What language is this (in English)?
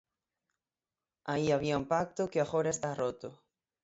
Galician